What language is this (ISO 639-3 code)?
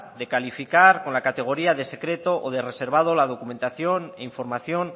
spa